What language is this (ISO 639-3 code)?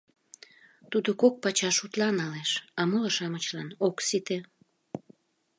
chm